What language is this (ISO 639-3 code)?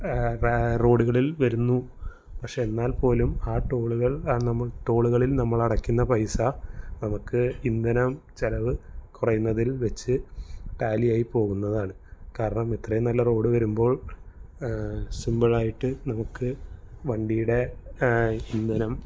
mal